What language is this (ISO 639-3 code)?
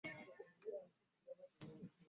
lug